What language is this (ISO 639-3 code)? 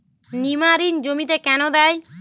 ben